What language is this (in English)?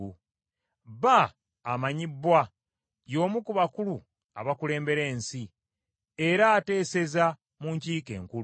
Ganda